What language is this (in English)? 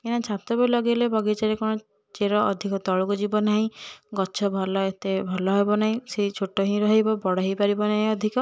Odia